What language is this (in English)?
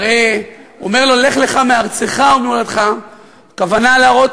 Hebrew